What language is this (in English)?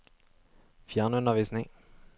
Norwegian